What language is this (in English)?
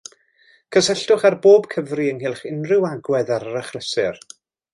Welsh